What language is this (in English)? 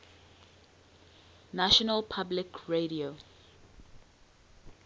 English